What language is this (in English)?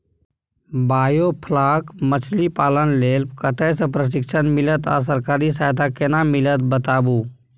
Maithili